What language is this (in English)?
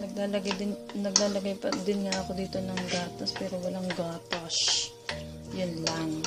Filipino